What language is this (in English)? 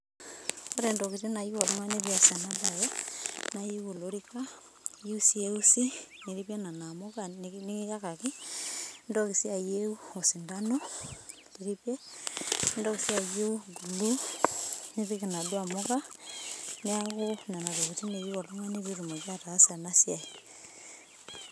Masai